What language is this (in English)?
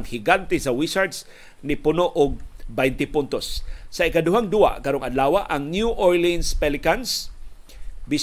Filipino